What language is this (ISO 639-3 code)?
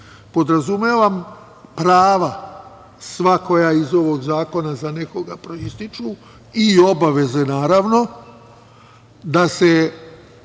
srp